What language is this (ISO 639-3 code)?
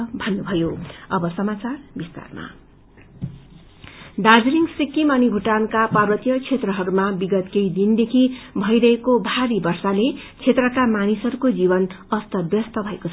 nep